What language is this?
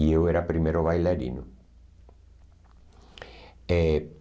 Portuguese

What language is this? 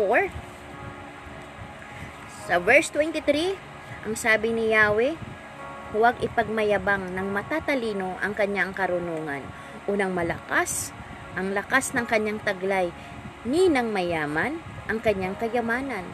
Filipino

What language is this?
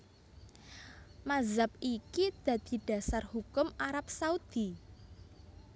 Javanese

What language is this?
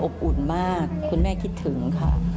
Thai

